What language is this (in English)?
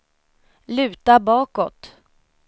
Swedish